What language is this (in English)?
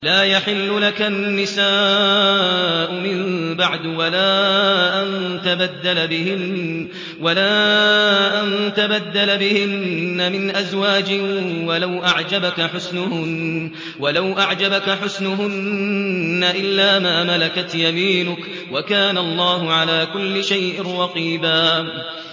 Arabic